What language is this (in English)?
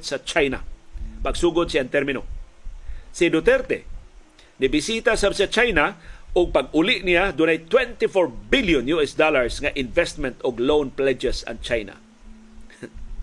Filipino